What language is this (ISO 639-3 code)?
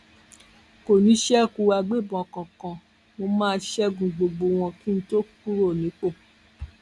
yor